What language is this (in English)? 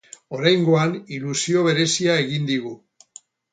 Basque